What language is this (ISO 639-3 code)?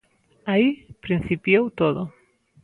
glg